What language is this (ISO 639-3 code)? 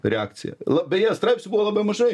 lit